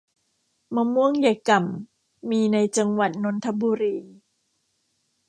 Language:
Thai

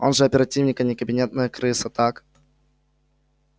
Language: Russian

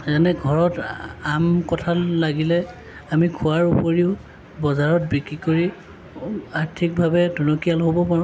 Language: Assamese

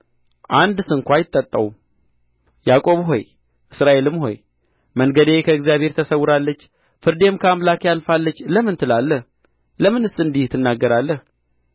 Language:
Amharic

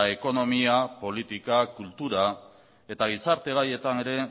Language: Basque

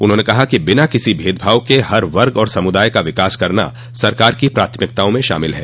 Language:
Hindi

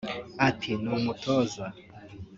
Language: Kinyarwanda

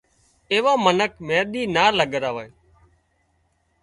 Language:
Wadiyara Koli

